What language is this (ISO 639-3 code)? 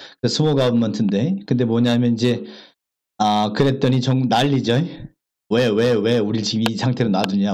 kor